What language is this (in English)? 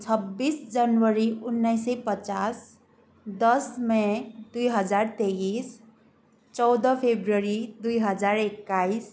Nepali